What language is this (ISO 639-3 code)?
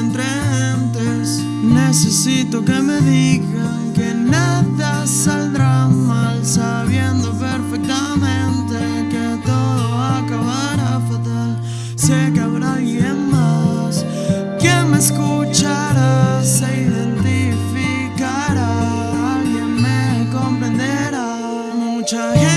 spa